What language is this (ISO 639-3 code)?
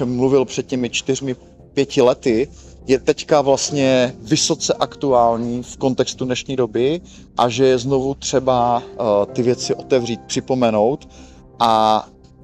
ces